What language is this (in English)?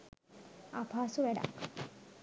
Sinhala